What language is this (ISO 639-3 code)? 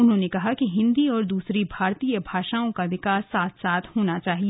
hin